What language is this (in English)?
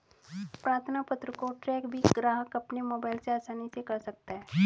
Hindi